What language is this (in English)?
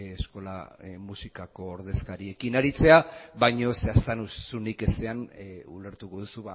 Basque